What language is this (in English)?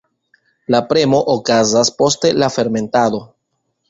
Esperanto